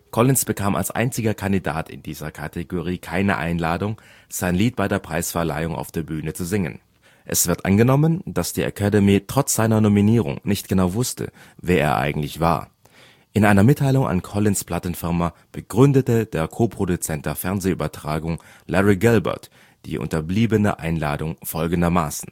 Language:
German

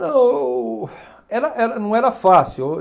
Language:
Portuguese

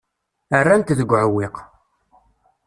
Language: Kabyle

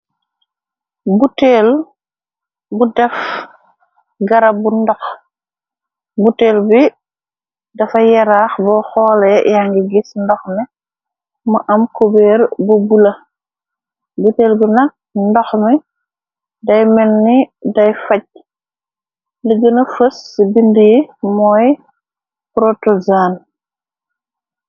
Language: Wolof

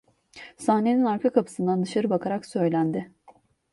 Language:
Turkish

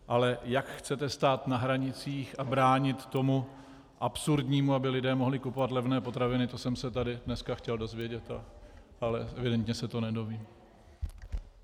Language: Czech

